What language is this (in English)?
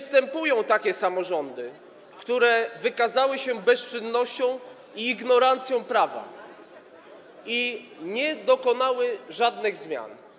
Polish